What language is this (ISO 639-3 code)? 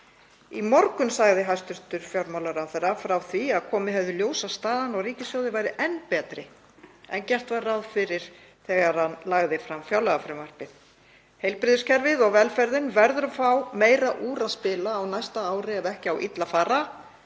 isl